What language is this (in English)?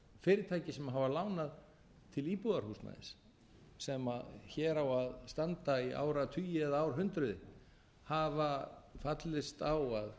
Icelandic